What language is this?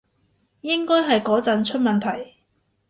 Cantonese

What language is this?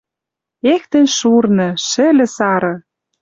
Western Mari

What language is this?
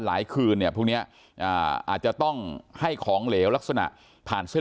Thai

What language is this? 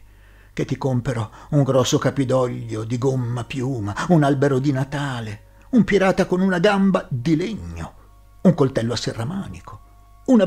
Italian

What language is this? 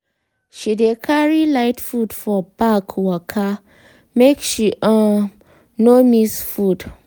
Nigerian Pidgin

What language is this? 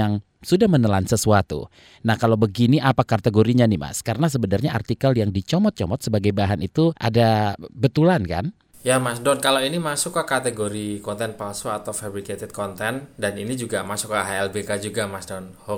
Indonesian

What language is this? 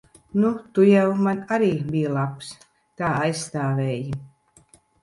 Latvian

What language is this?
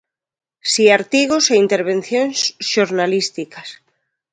Galician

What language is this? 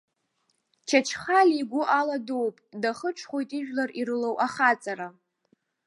Abkhazian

